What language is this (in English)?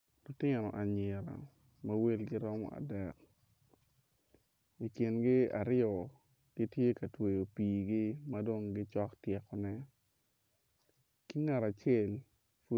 Acoli